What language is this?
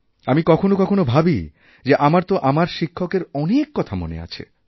Bangla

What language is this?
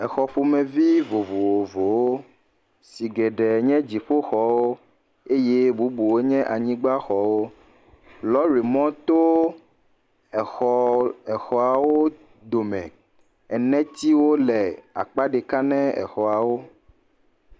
Ewe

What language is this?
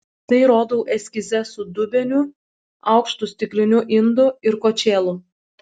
Lithuanian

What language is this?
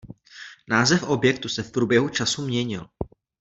Czech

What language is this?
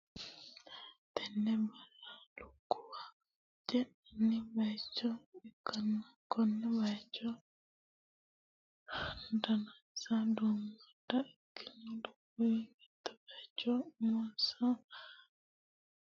Sidamo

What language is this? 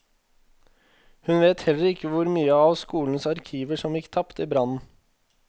Norwegian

